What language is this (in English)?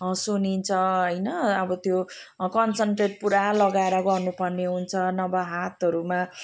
Nepali